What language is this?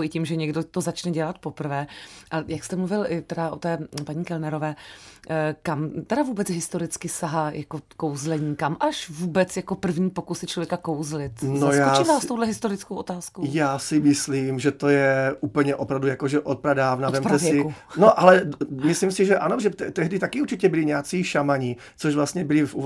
Czech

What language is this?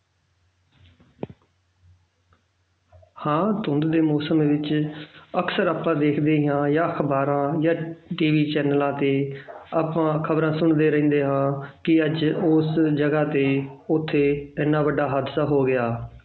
Punjabi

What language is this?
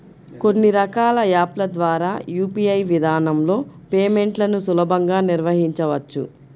Telugu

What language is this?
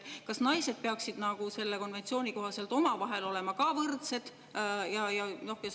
Estonian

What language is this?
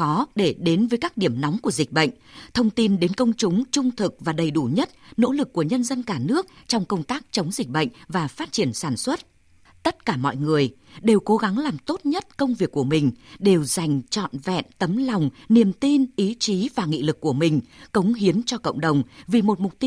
Vietnamese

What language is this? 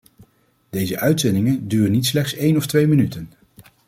Dutch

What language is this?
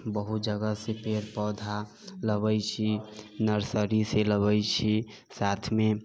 Maithili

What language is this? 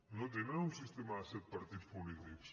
Catalan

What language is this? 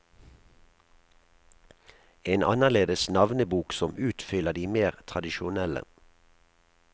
Norwegian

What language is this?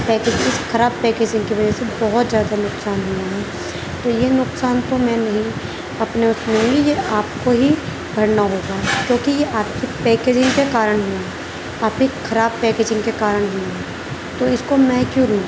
Urdu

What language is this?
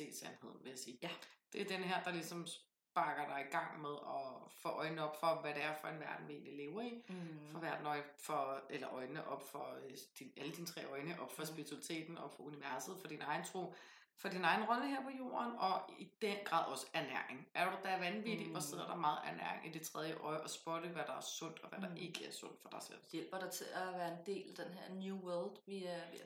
Danish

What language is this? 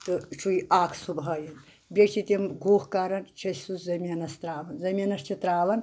Kashmiri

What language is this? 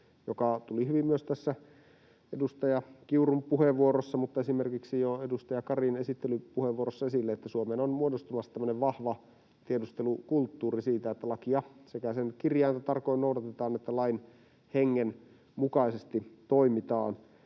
Finnish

